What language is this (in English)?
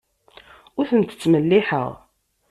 Kabyle